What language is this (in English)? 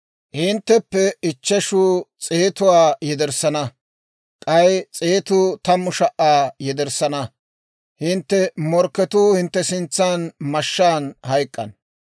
Dawro